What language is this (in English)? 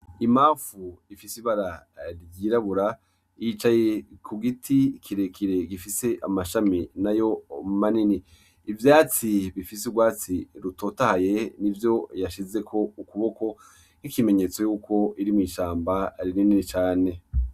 Rundi